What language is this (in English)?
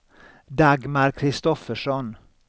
Swedish